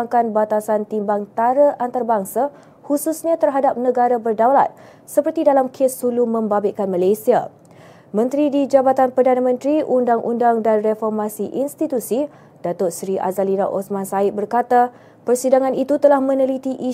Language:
Malay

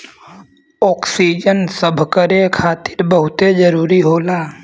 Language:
Bhojpuri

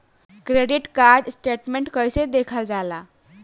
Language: Bhojpuri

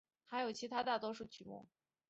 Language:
Chinese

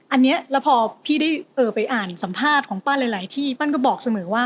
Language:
Thai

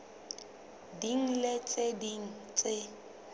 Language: Southern Sotho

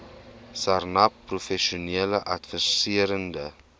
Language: Afrikaans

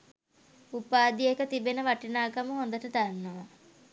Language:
Sinhala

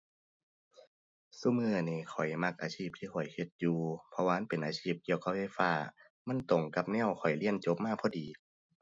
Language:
Thai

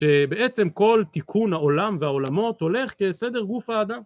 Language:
Hebrew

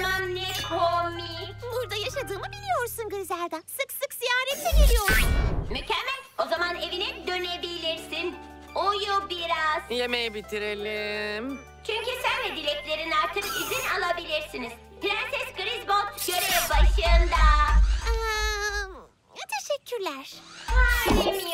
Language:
Turkish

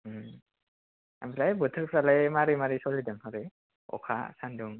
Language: Bodo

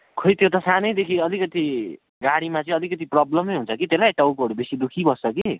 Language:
Nepali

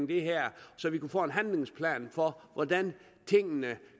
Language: Danish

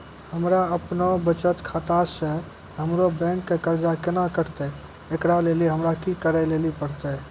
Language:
Maithili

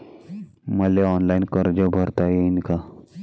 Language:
Marathi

